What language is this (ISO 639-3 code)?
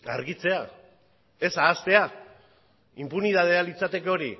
eus